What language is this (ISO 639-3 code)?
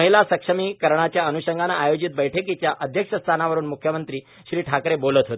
mar